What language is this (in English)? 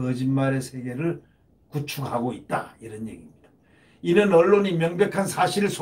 Korean